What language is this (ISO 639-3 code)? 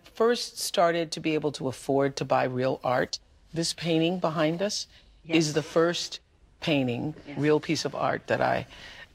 eng